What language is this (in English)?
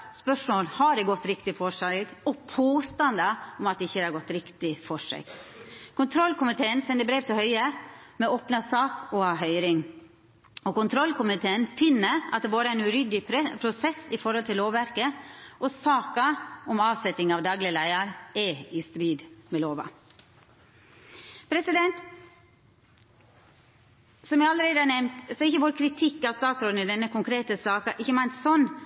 Norwegian Nynorsk